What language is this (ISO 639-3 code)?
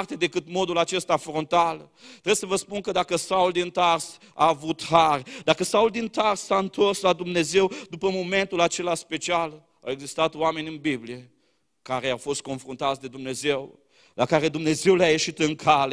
ron